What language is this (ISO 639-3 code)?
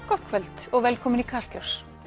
isl